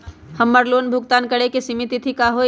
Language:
Magahi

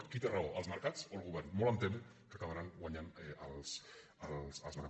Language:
Catalan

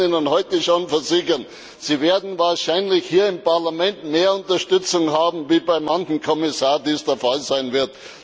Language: German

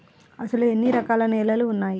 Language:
Telugu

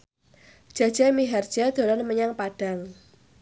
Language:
Javanese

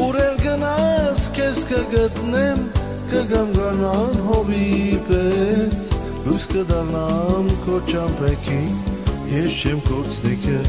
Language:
Romanian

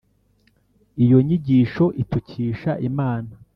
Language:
Kinyarwanda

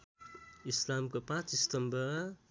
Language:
Nepali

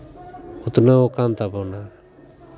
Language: Santali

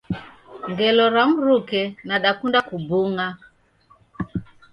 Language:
Taita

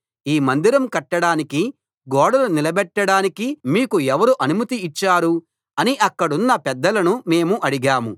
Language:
Telugu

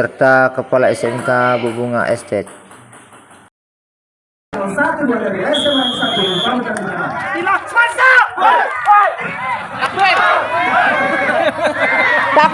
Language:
Indonesian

